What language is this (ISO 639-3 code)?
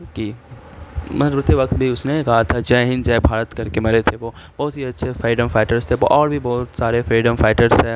urd